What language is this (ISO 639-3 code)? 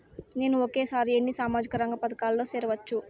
tel